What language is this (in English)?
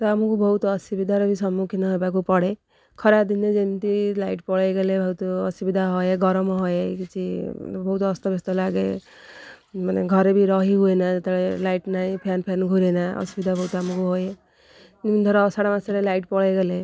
Odia